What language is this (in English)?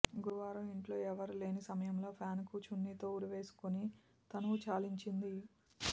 Telugu